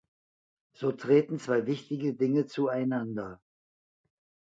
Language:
German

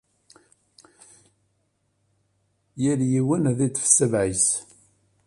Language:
Kabyle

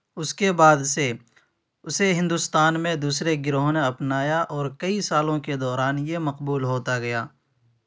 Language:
Urdu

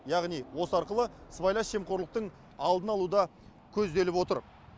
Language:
Kazakh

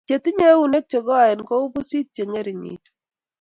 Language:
Kalenjin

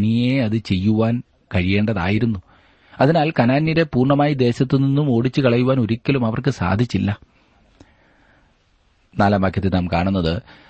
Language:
Malayalam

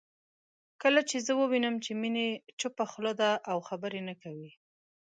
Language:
Pashto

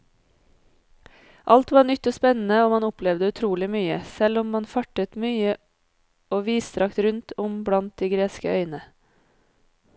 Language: Norwegian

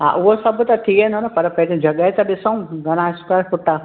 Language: Sindhi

